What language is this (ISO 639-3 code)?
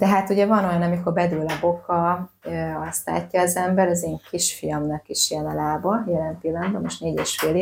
hun